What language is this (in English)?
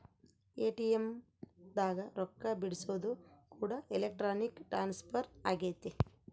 Kannada